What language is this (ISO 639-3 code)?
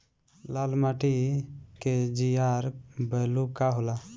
bho